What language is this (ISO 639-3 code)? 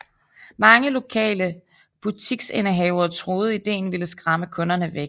dan